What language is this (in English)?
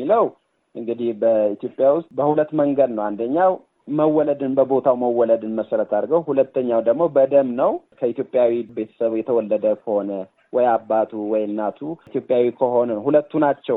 Amharic